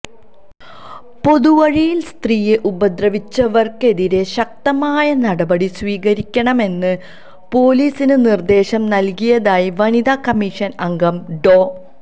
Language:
Malayalam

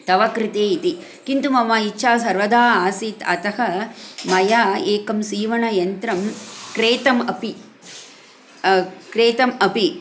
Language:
Sanskrit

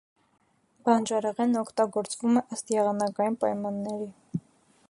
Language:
Armenian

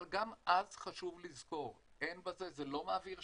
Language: Hebrew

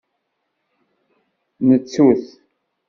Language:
Kabyle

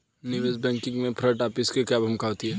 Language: Hindi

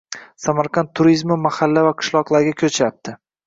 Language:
Uzbek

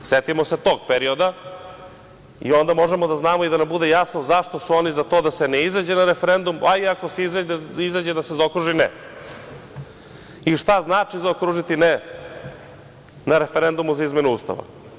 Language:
Serbian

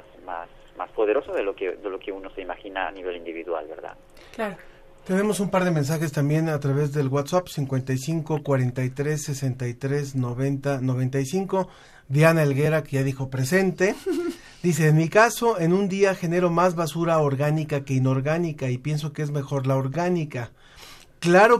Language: Spanish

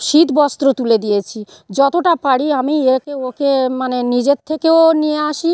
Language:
Bangla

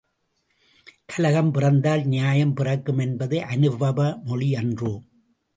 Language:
Tamil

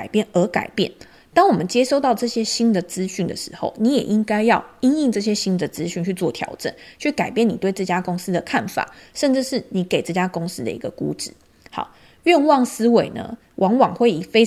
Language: Chinese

